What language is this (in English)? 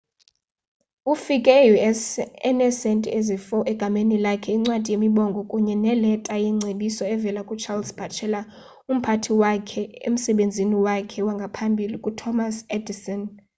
Xhosa